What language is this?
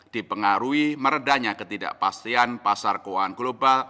Indonesian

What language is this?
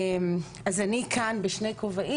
Hebrew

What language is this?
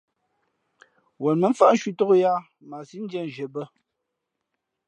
Fe'fe'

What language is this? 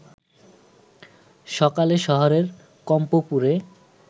Bangla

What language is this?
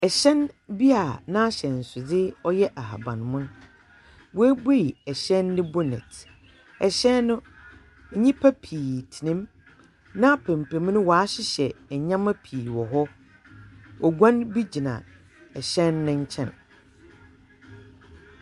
Akan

